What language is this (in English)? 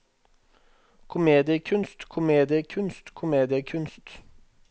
Norwegian